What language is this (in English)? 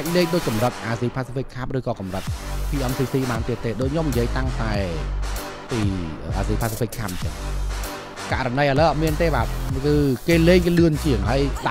Thai